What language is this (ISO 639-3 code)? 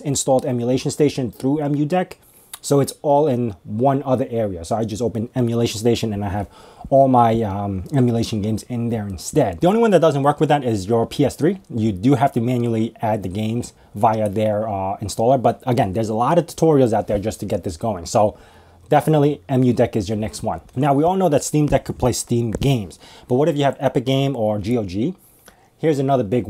eng